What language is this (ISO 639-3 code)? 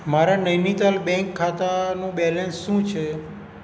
guj